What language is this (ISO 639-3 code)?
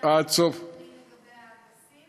heb